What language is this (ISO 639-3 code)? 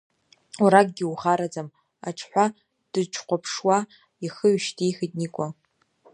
abk